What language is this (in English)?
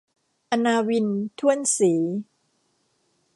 Thai